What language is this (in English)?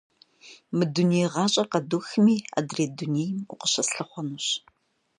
Kabardian